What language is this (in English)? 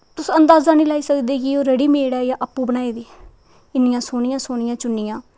Dogri